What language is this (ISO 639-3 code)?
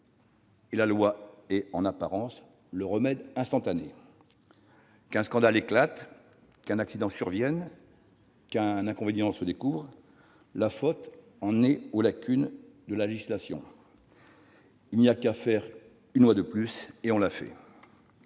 fra